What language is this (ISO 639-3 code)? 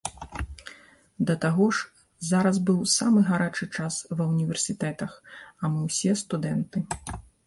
bel